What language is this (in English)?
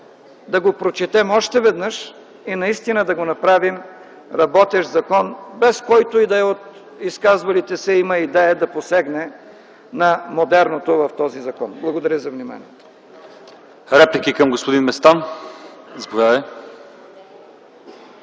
Bulgarian